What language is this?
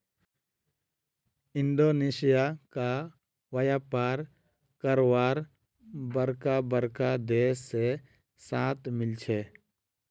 Magahi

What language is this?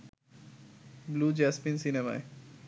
Bangla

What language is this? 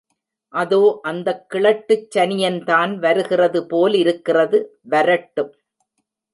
Tamil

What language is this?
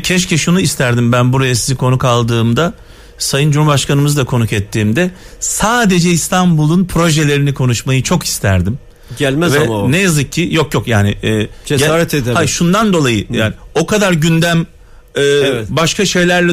Turkish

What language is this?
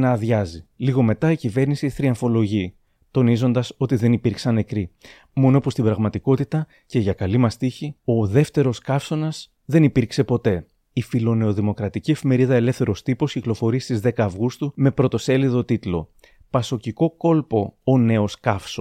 Greek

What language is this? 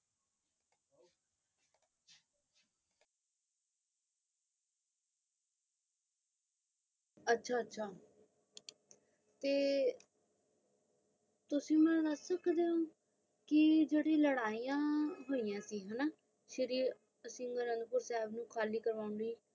Punjabi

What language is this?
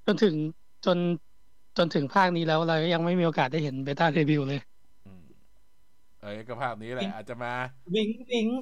Thai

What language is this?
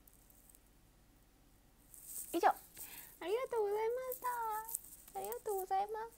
Japanese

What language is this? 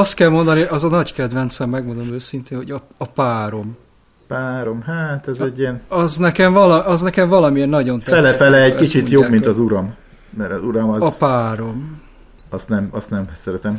Hungarian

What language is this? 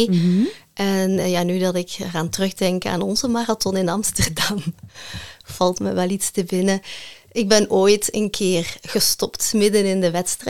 Dutch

